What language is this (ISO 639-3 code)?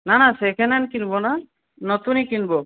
ben